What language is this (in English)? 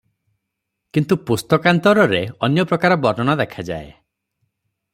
Odia